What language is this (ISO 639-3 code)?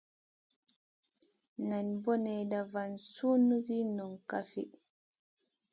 mcn